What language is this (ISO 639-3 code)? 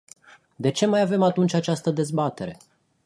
ron